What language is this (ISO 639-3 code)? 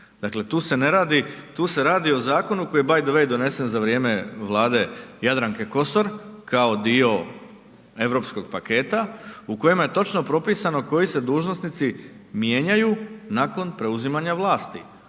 hrv